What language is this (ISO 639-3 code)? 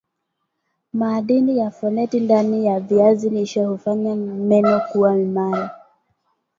swa